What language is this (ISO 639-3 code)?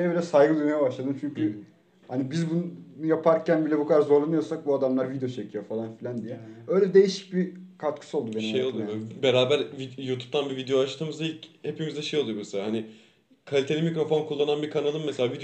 tur